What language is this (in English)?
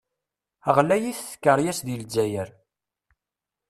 Kabyle